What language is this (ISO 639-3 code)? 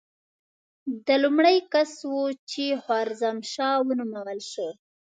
pus